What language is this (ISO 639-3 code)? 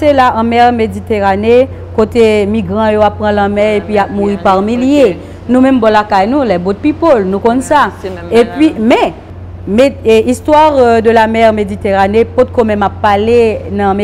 fra